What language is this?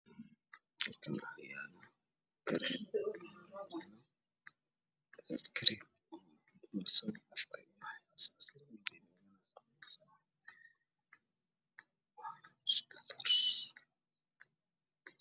Somali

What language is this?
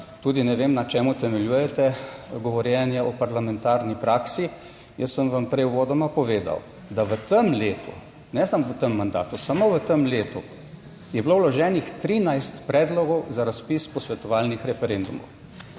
Slovenian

